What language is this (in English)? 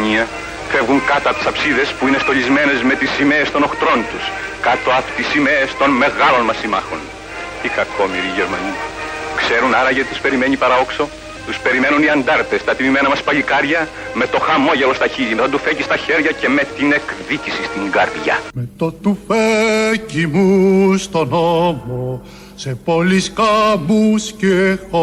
Greek